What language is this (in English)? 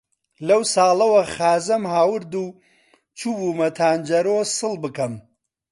Central Kurdish